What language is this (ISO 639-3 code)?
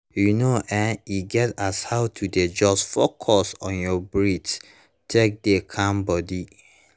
pcm